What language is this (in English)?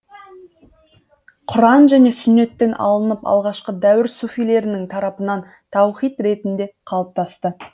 Kazakh